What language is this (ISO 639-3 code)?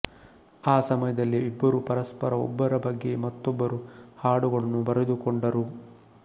kan